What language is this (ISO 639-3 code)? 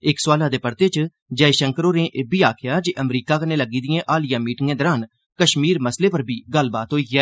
doi